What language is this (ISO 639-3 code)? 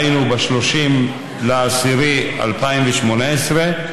heb